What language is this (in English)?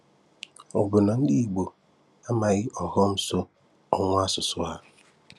Igbo